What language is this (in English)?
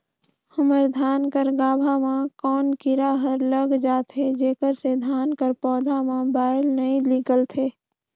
Chhattisgarhi